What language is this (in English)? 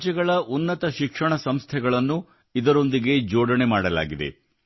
Kannada